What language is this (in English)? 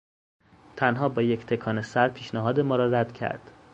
Persian